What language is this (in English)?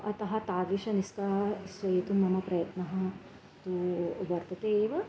Sanskrit